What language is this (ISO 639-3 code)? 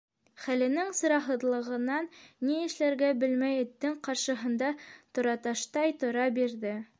bak